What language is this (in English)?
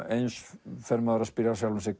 Icelandic